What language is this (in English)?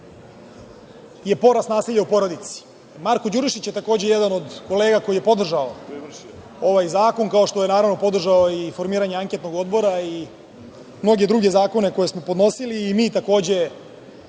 Serbian